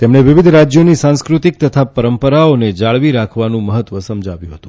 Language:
Gujarati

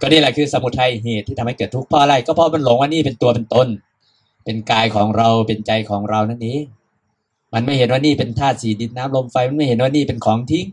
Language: Thai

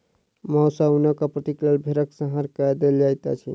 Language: Maithili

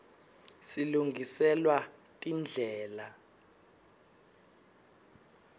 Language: Swati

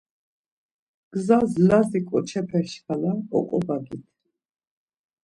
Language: Laz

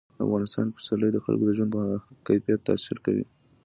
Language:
Pashto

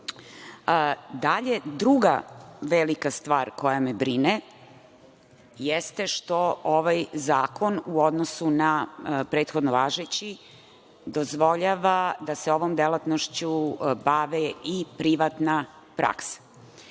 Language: Serbian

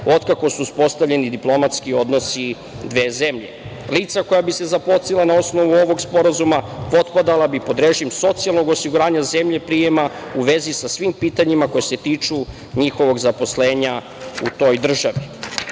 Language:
Serbian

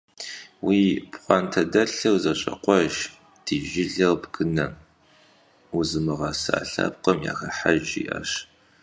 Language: Kabardian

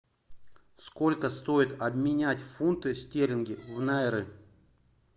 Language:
Russian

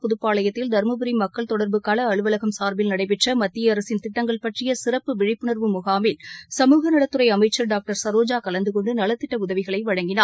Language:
Tamil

